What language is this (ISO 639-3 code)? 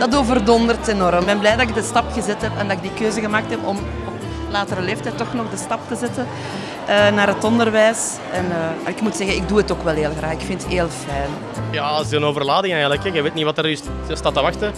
nld